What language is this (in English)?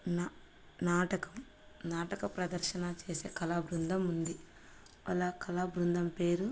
Telugu